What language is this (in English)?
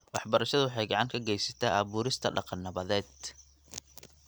Somali